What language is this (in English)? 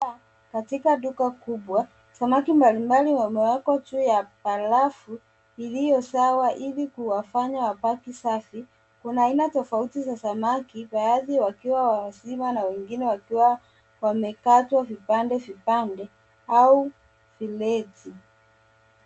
Swahili